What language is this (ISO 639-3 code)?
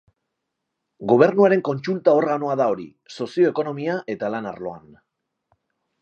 eus